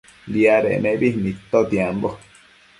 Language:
Matsés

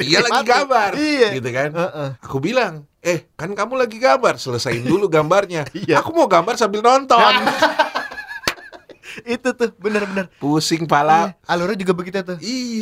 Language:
Indonesian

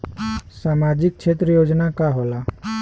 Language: Bhojpuri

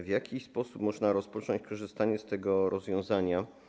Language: Polish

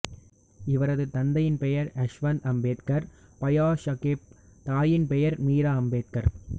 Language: Tamil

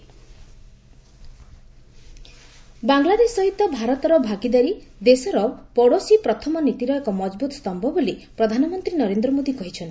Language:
Odia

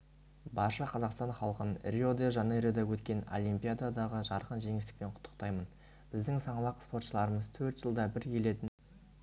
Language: Kazakh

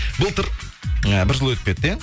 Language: Kazakh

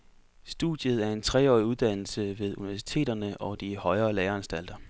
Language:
Danish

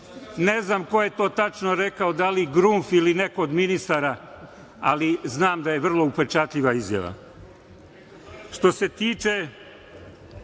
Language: Serbian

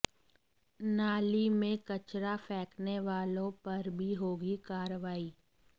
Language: Hindi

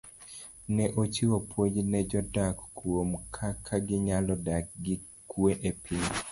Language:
Luo (Kenya and Tanzania)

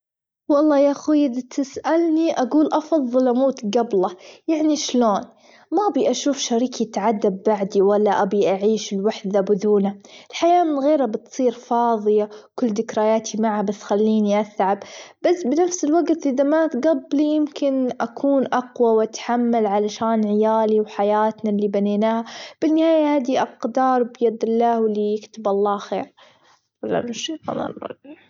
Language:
Gulf Arabic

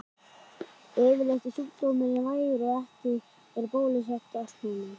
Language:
Icelandic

